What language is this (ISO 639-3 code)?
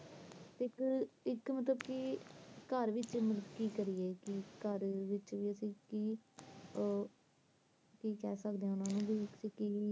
pan